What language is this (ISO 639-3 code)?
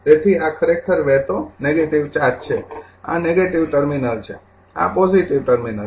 guj